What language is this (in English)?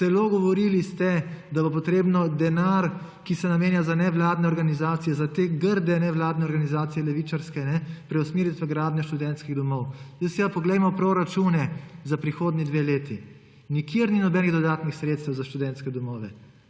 Slovenian